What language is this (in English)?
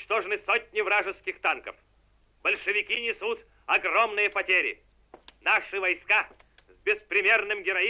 Russian